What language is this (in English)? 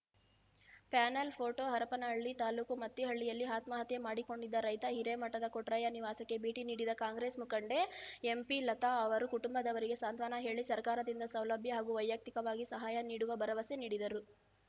Kannada